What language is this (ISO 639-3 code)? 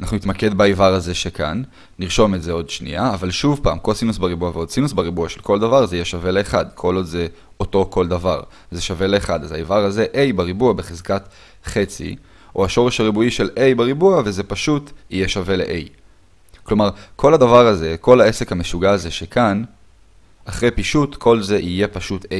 heb